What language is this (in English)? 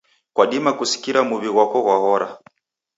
Taita